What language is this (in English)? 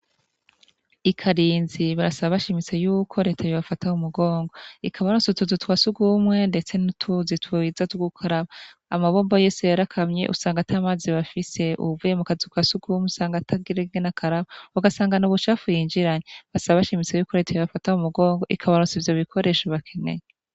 Rundi